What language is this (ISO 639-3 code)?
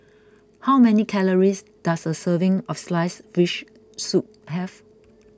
eng